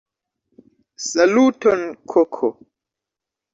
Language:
Esperanto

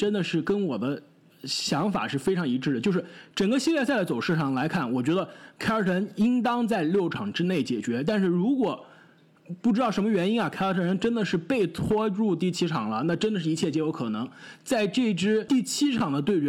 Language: Chinese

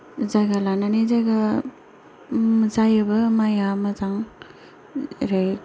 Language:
Bodo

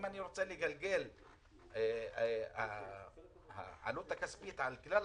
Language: Hebrew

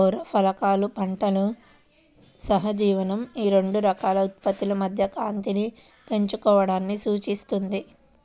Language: Telugu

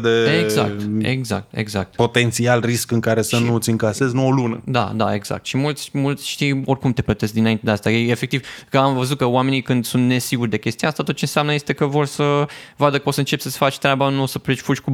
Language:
Romanian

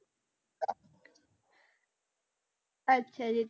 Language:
Punjabi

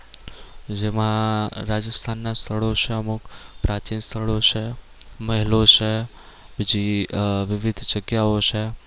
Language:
Gujarati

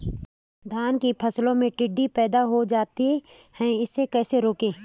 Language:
Hindi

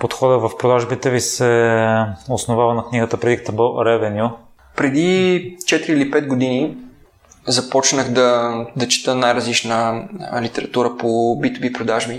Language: Bulgarian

